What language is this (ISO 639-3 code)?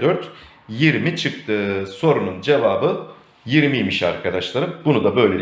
tur